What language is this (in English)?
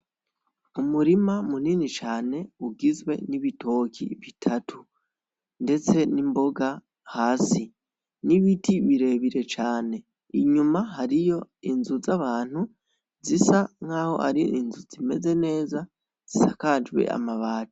Rundi